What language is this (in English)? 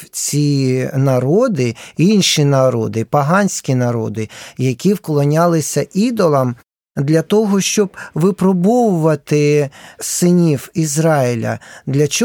Ukrainian